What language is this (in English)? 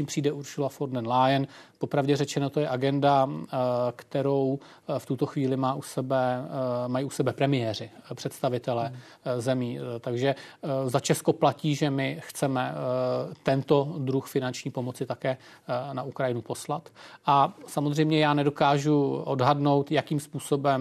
Czech